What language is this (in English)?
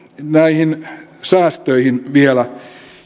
Finnish